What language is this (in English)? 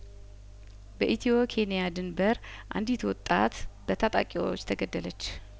Amharic